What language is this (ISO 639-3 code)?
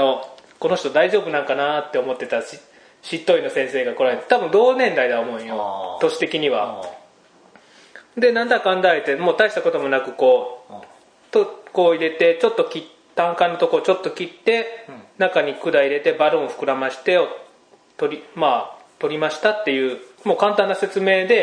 jpn